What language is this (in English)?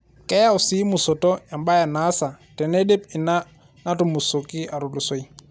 Masai